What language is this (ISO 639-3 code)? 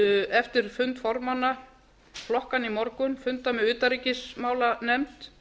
isl